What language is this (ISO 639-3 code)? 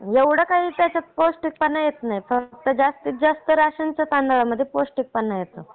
mar